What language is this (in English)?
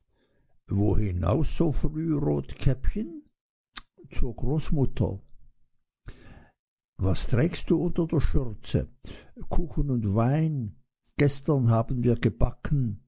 German